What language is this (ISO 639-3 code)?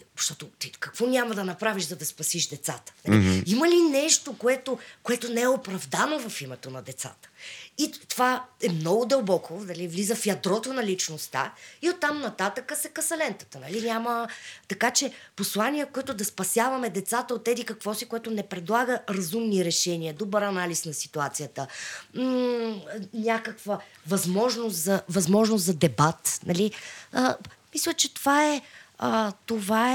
bul